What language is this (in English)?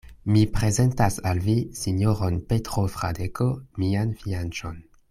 Esperanto